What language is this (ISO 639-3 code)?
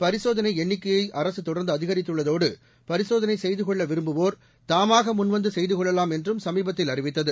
tam